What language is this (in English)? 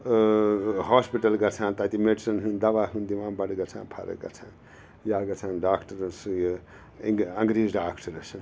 Kashmiri